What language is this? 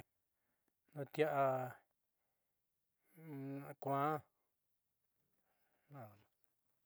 Southeastern Nochixtlán Mixtec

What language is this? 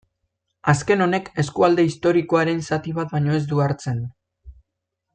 Basque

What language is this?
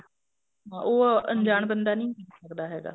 Punjabi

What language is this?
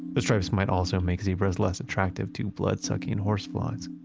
English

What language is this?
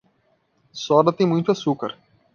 Portuguese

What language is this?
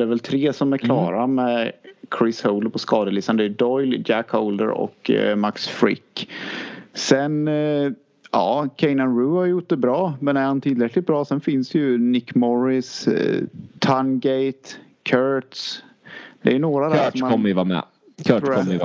Swedish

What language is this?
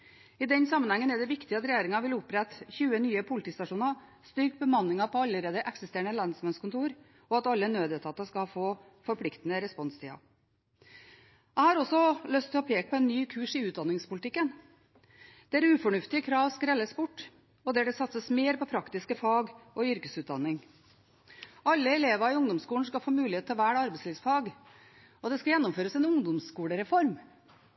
Norwegian Bokmål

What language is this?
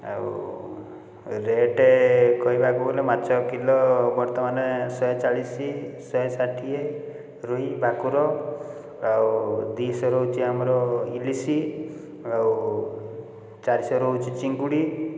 Odia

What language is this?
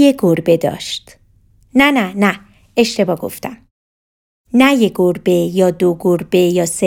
Persian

